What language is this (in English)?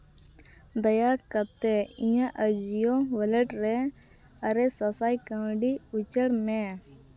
Santali